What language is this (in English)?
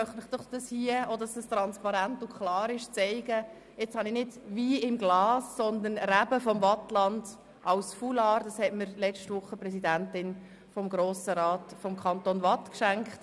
Swiss German